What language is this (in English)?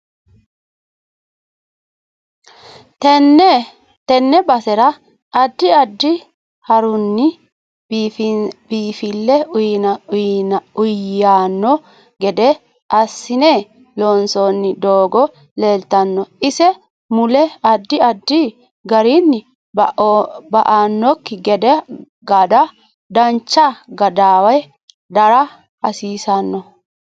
Sidamo